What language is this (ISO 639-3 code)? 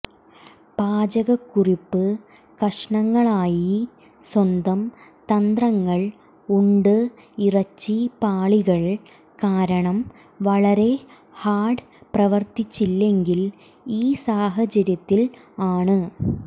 mal